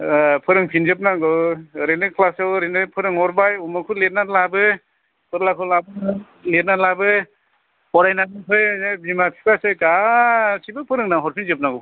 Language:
Bodo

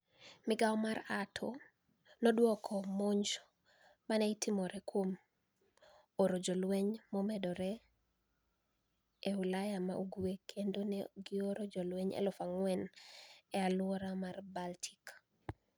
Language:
Luo (Kenya and Tanzania)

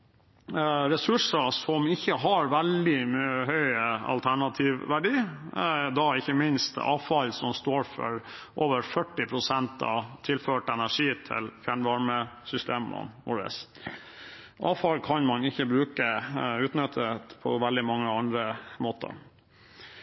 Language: Norwegian Bokmål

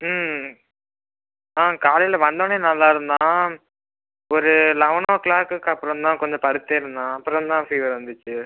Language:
Tamil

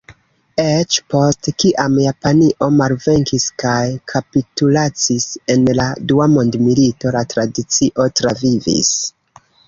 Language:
Esperanto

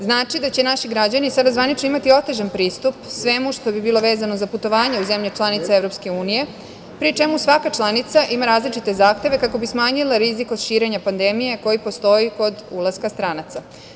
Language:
Serbian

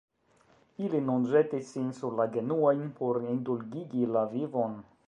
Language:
Esperanto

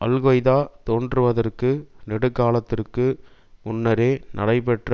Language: Tamil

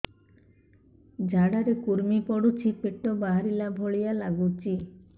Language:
Odia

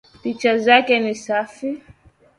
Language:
Swahili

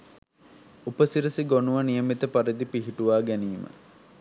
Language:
Sinhala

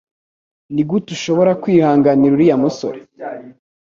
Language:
Kinyarwanda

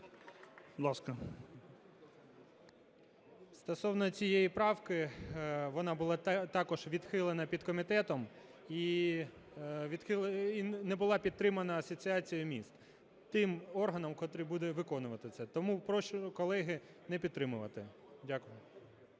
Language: Ukrainian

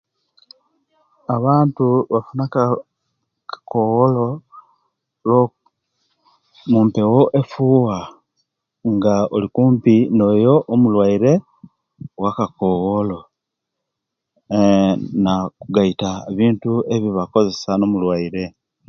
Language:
Kenyi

